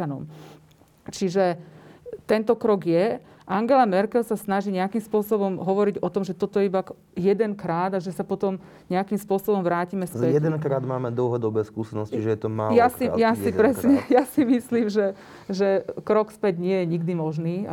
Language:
Slovak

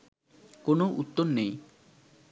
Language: Bangla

